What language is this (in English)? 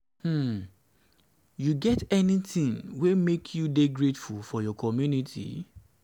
Nigerian Pidgin